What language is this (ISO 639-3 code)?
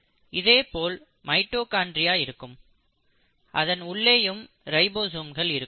tam